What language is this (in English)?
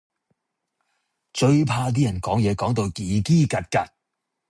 Cantonese